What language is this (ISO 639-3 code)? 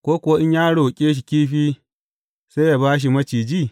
hau